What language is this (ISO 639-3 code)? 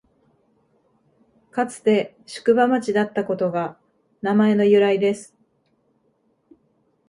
jpn